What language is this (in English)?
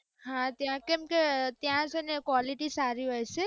Gujarati